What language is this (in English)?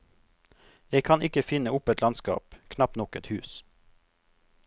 Norwegian